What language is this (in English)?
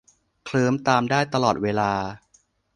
Thai